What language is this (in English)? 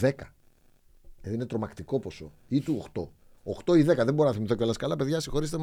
Greek